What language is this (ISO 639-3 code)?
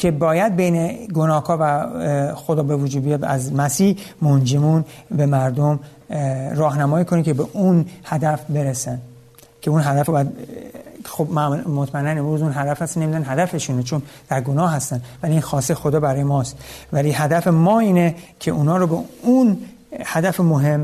fas